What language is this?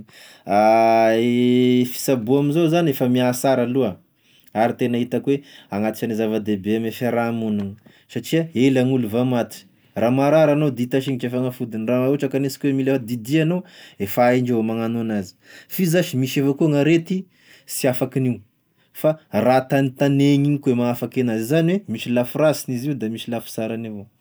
Tesaka Malagasy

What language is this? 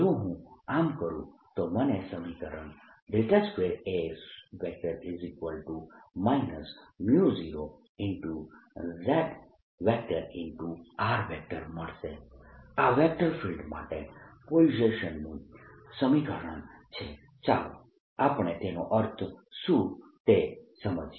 Gujarati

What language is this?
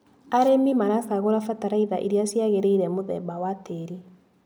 Kikuyu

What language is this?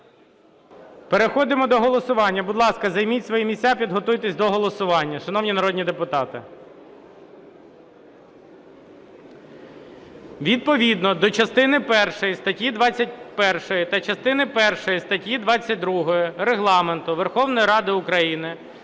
Ukrainian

